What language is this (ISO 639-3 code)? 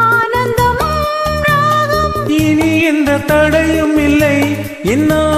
tam